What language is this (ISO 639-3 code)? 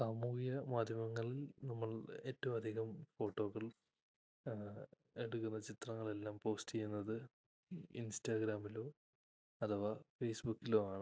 mal